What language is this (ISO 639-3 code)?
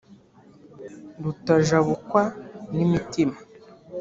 kin